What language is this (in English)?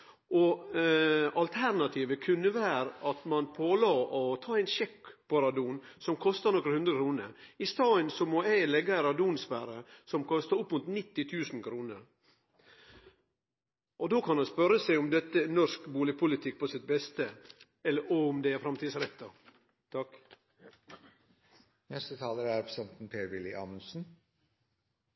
Norwegian Nynorsk